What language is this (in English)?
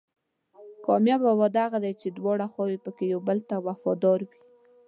Pashto